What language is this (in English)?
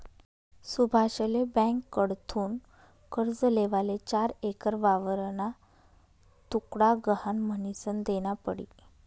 Marathi